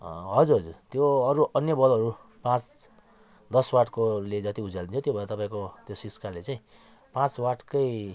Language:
Nepali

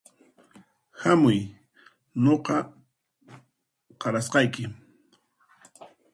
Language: Puno Quechua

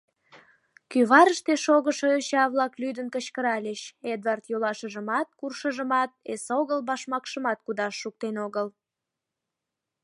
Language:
Mari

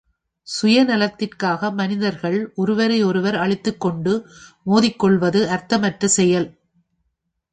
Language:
Tamil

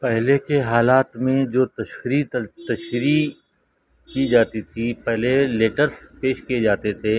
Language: Urdu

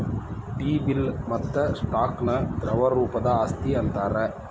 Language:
Kannada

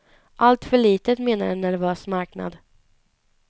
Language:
Swedish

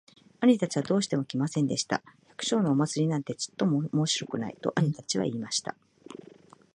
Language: Japanese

